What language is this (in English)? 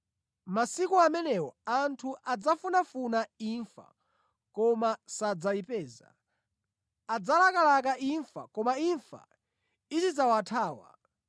Nyanja